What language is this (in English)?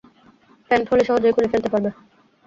Bangla